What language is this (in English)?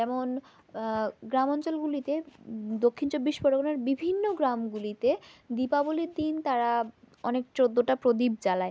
Bangla